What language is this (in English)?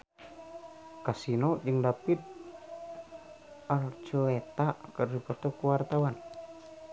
Sundanese